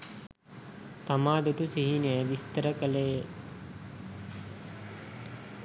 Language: Sinhala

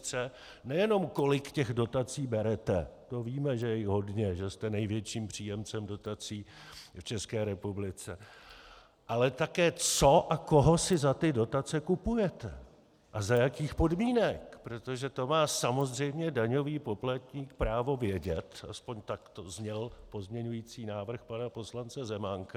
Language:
Czech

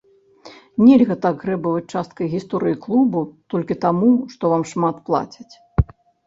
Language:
Belarusian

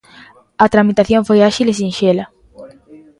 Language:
Galician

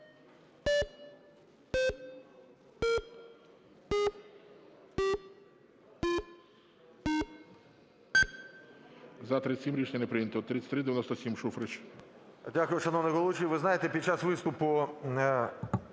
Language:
Ukrainian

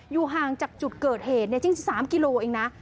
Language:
Thai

